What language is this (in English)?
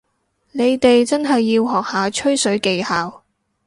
Cantonese